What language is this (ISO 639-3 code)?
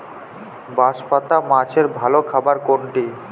ben